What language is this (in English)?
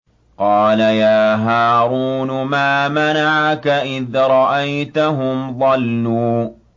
Arabic